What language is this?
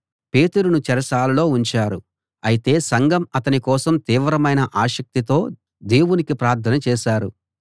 Telugu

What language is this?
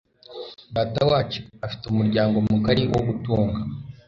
Kinyarwanda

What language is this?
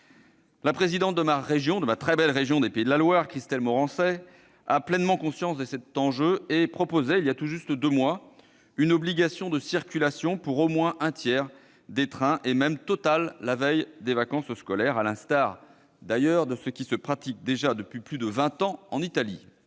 French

